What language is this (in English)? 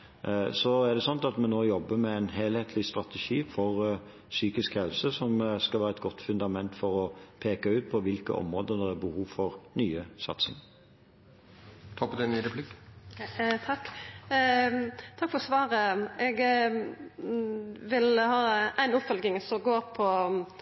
Norwegian